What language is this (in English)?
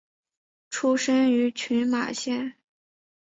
Chinese